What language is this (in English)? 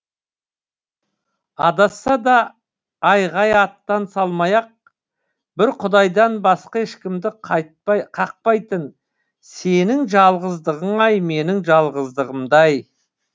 Kazakh